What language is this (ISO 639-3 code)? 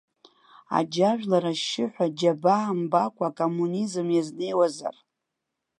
abk